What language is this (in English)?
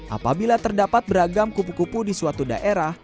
Indonesian